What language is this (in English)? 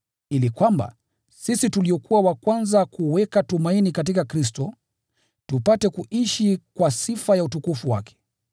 Swahili